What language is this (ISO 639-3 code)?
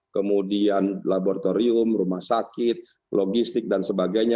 ind